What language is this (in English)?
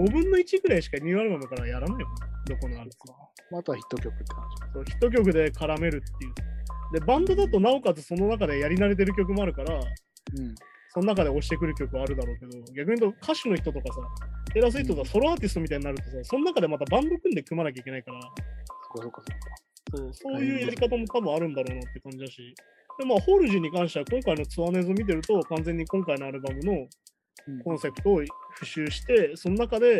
Japanese